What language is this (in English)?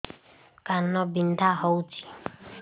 Odia